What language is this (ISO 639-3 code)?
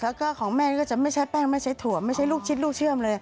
tha